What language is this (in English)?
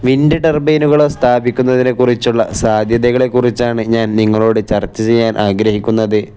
Malayalam